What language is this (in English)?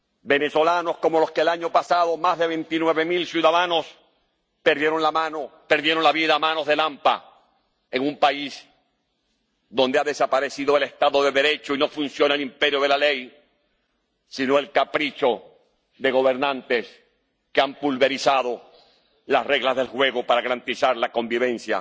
Spanish